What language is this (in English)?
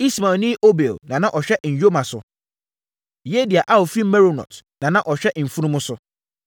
Akan